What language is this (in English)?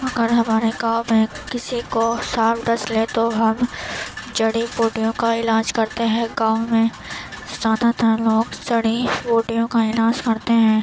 Urdu